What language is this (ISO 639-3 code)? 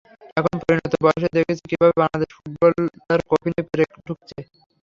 ben